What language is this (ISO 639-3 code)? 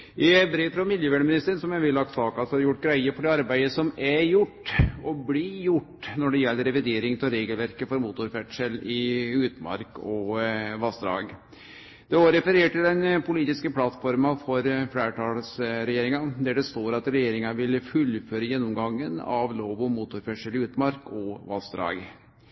nno